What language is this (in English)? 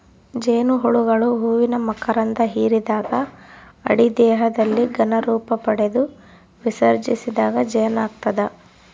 Kannada